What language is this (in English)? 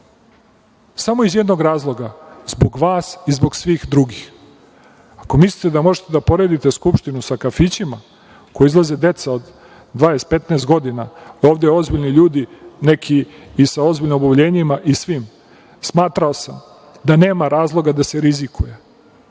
Serbian